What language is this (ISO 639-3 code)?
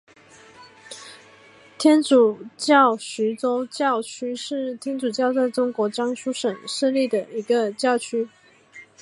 zho